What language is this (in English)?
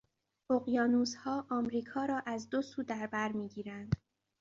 Persian